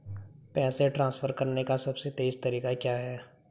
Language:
Hindi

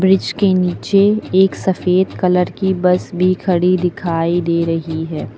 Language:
Hindi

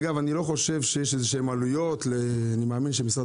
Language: Hebrew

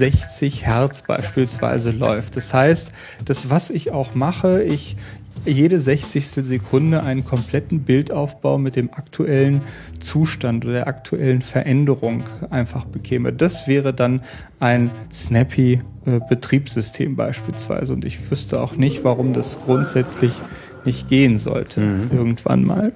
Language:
German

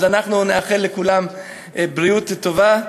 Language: Hebrew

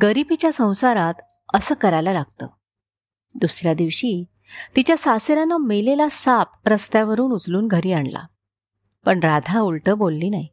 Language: Marathi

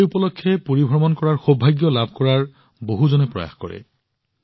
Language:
Assamese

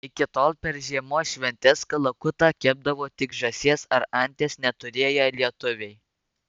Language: Lithuanian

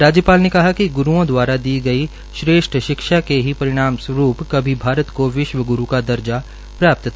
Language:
Hindi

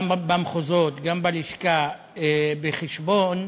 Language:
Hebrew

